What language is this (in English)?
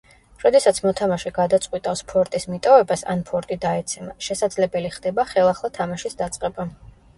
Georgian